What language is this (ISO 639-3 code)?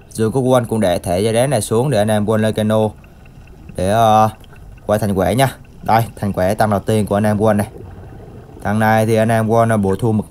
vie